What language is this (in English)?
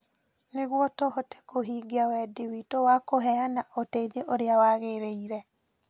Kikuyu